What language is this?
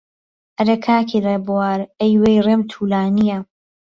Central Kurdish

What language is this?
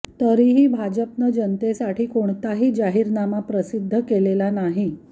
Marathi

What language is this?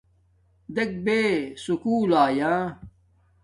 Domaaki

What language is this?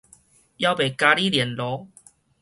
Min Nan Chinese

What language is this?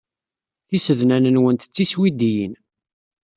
Kabyle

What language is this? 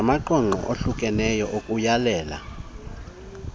Xhosa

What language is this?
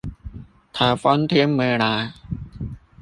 Chinese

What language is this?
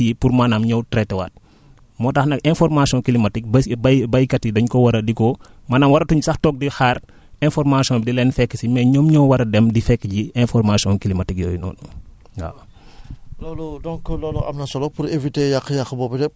Wolof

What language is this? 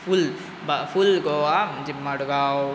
Konkani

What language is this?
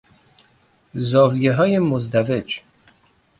Persian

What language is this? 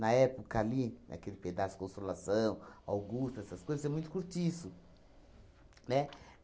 Portuguese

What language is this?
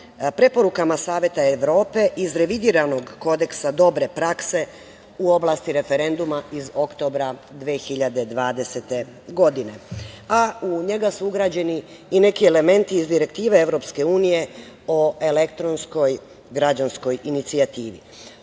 Serbian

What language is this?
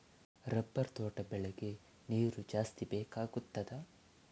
Kannada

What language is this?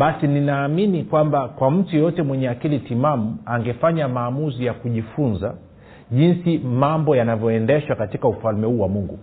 Swahili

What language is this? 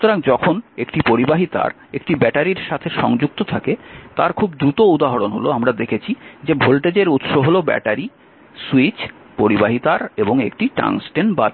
Bangla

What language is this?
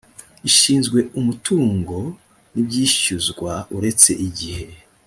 Kinyarwanda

